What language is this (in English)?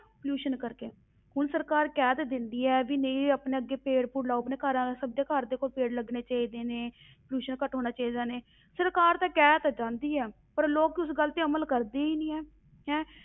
Punjabi